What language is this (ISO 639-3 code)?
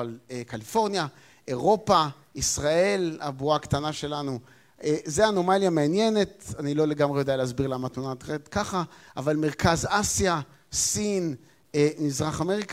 heb